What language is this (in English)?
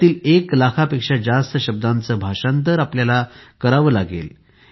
Marathi